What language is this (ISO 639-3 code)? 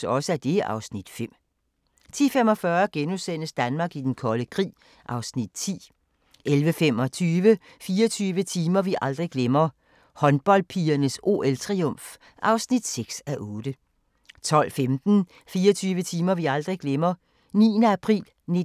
dan